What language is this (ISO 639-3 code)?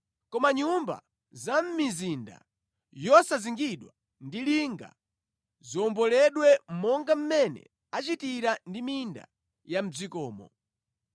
nya